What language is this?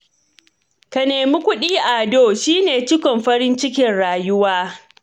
Hausa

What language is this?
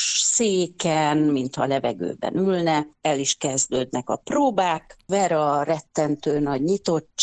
Hungarian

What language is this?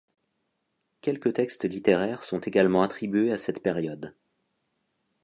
French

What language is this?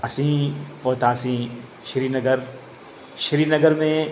Sindhi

